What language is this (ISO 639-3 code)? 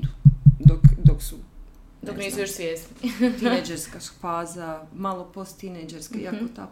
hrv